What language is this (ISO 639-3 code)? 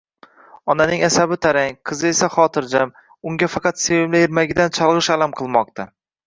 uzb